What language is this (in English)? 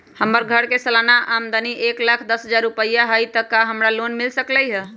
Magahi